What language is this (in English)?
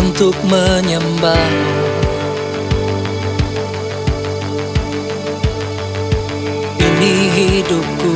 Indonesian